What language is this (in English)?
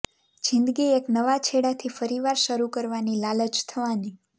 Gujarati